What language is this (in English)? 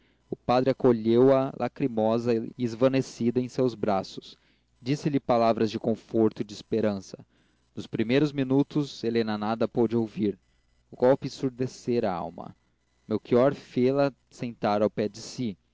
Portuguese